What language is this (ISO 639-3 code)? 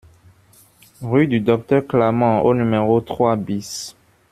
fra